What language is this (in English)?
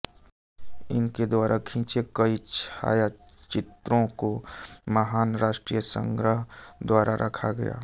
Hindi